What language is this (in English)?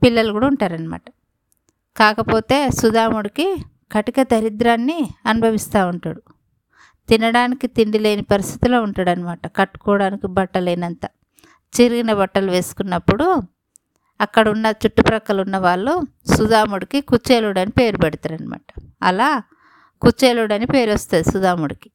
Telugu